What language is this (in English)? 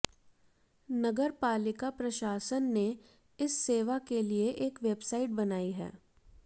Hindi